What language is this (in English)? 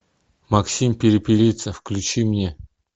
Russian